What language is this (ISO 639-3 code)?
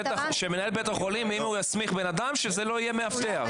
heb